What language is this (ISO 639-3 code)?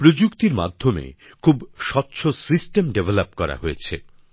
ben